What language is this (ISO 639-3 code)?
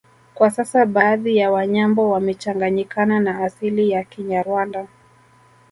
swa